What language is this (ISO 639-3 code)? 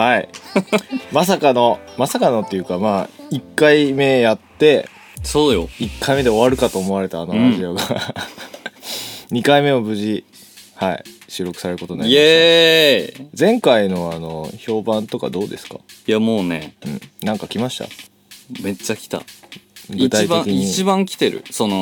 jpn